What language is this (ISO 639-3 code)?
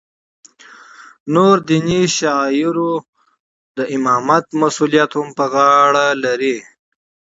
pus